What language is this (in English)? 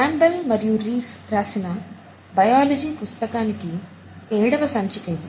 Telugu